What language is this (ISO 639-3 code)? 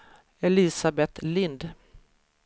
swe